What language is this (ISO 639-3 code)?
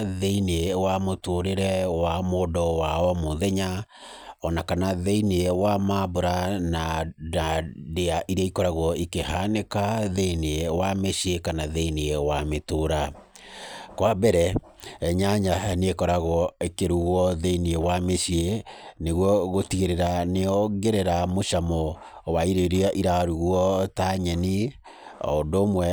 kik